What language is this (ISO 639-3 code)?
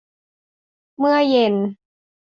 tha